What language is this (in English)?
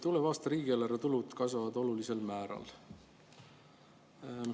Estonian